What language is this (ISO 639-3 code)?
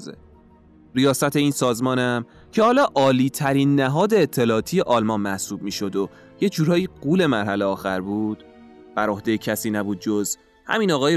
fas